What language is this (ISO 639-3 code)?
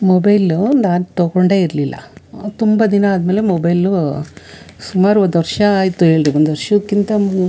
kan